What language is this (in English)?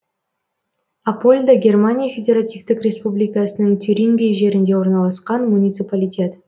Kazakh